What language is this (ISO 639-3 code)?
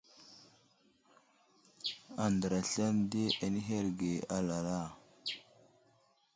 udl